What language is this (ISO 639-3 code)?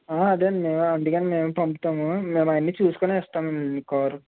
tel